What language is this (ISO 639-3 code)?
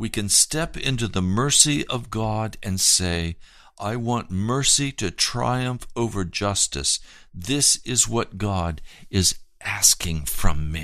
eng